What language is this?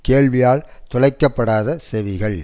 Tamil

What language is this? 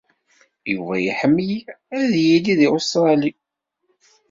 Kabyle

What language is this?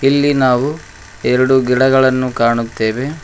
Kannada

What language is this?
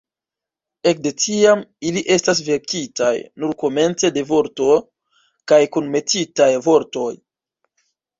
Esperanto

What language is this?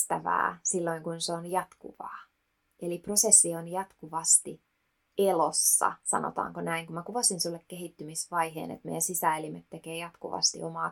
Finnish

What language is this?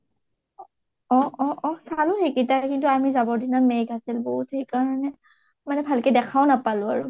Assamese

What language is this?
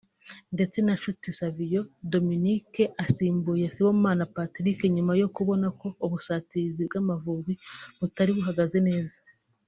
Kinyarwanda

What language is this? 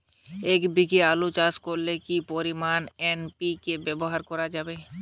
Bangla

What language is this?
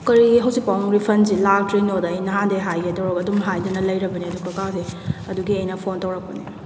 Manipuri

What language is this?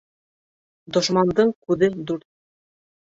Bashkir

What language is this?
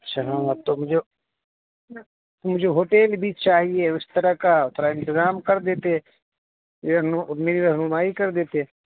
Urdu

